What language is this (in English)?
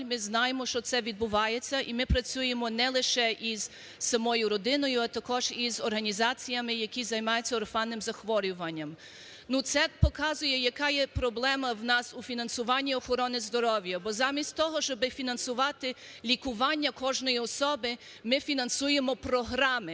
Ukrainian